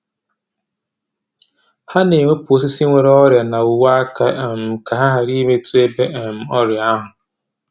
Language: Igbo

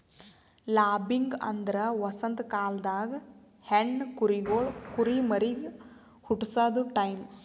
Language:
Kannada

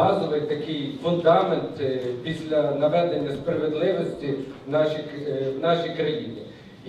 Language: Ukrainian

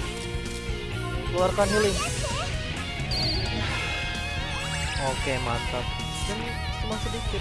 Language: Indonesian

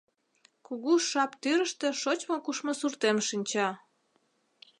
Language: Mari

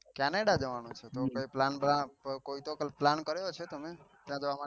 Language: Gujarati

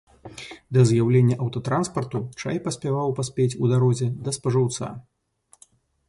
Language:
Belarusian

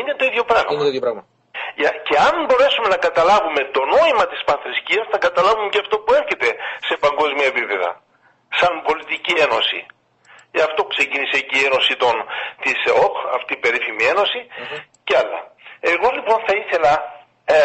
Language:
Greek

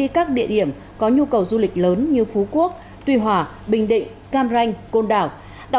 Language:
Vietnamese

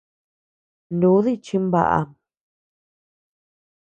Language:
Tepeuxila Cuicatec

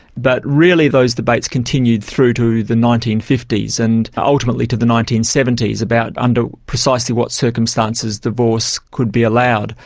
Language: English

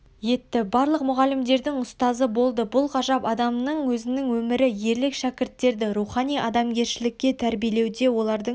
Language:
Kazakh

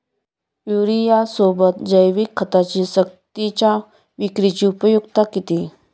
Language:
Marathi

